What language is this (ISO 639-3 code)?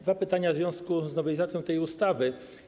pol